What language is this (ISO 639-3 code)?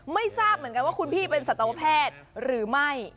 tha